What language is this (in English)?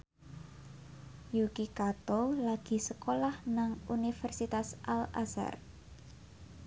Javanese